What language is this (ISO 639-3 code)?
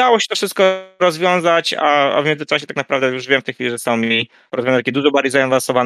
pol